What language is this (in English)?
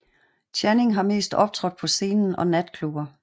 Danish